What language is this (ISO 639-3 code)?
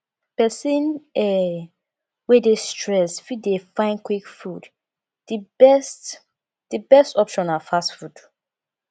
pcm